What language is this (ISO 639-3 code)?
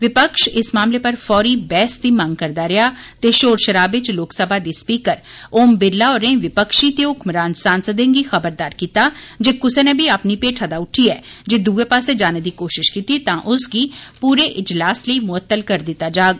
doi